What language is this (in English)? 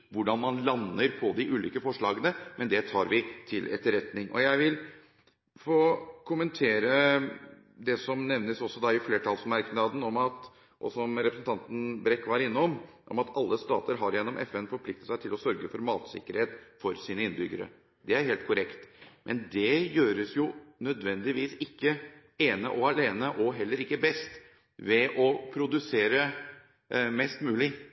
Norwegian Bokmål